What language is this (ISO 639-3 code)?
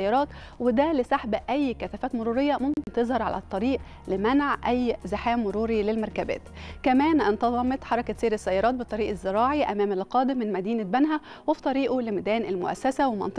ara